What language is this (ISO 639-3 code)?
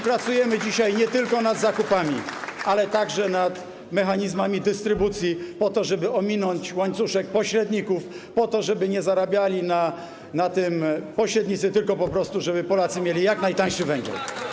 pol